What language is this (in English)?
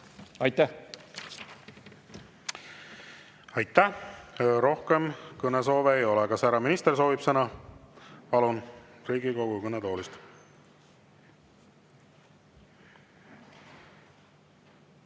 Estonian